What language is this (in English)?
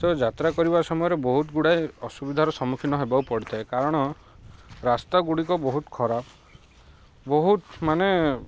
Odia